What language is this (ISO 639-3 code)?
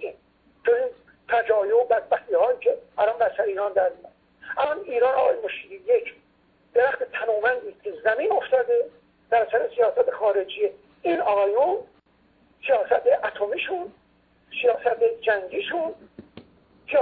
fas